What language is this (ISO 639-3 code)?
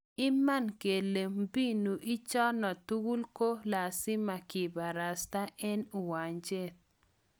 kln